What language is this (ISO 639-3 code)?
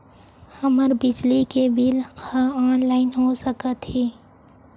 hne